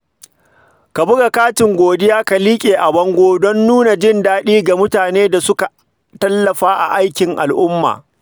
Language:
Hausa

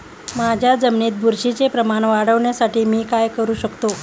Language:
Marathi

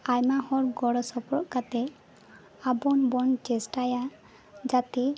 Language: Santali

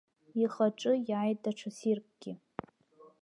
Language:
Abkhazian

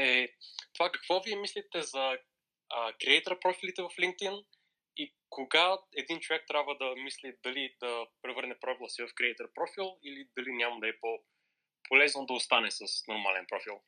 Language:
Bulgarian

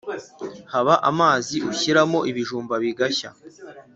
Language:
Kinyarwanda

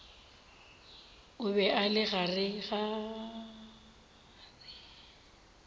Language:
Northern Sotho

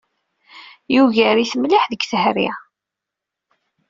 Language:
Kabyle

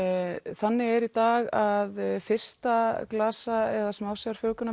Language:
Icelandic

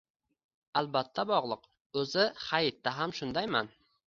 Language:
Uzbek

